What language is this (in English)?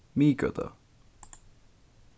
Faroese